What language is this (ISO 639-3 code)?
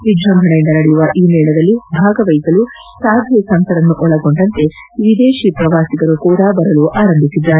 kan